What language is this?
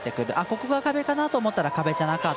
Japanese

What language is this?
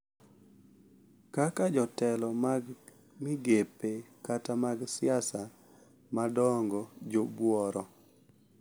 Luo (Kenya and Tanzania)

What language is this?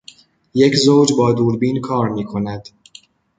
Persian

